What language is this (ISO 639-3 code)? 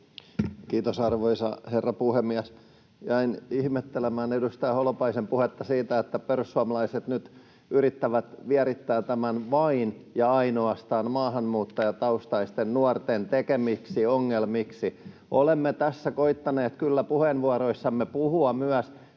fin